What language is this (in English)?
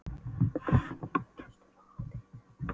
Icelandic